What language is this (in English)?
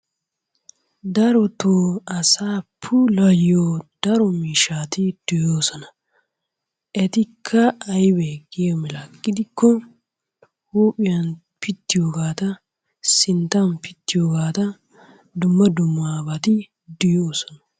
Wolaytta